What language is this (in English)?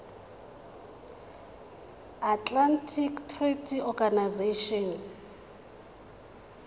Tswana